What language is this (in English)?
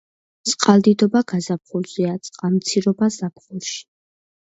Georgian